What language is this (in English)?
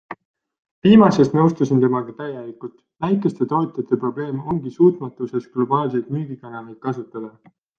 Estonian